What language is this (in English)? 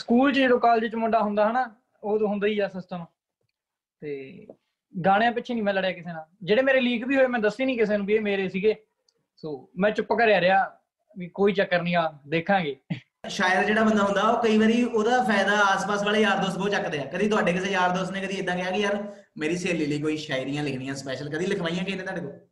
Punjabi